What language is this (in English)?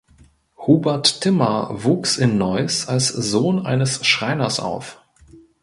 German